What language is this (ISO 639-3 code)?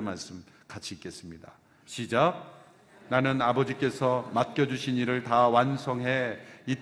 kor